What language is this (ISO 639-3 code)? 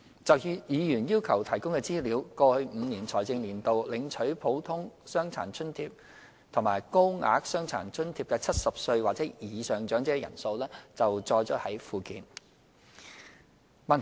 yue